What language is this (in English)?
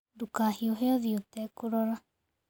Kikuyu